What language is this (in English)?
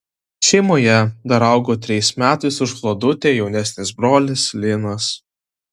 Lithuanian